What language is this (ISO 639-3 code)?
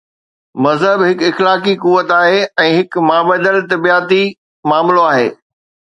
snd